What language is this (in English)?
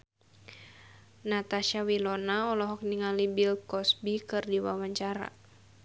Sundanese